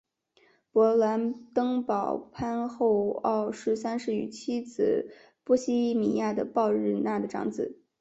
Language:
Chinese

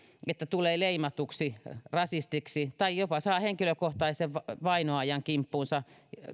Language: Finnish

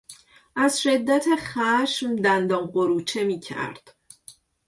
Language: Persian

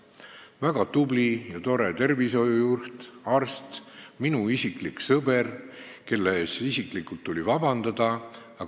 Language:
Estonian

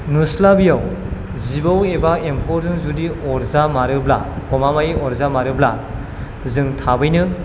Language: Bodo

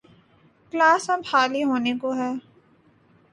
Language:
Urdu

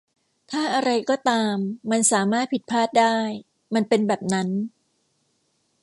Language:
Thai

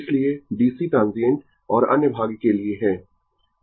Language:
Hindi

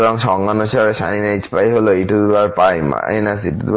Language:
Bangla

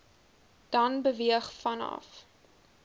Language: Afrikaans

